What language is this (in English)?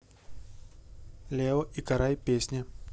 Russian